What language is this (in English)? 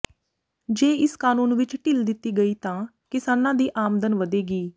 Punjabi